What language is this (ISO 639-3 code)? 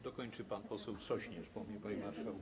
pol